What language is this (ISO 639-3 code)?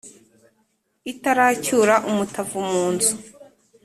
kin